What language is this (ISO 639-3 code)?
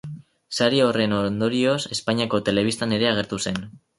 eus